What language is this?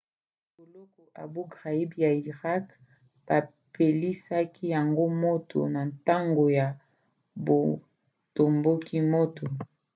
Lingala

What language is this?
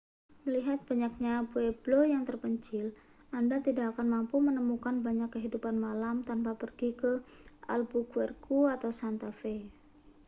Indonesian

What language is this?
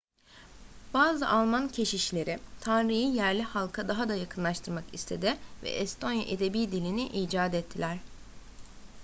Turkish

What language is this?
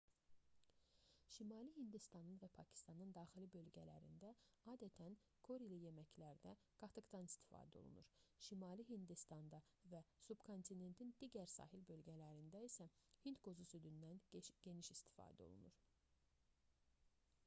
Azerbaijani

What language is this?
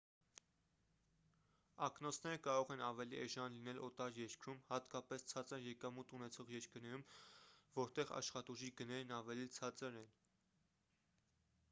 Armenian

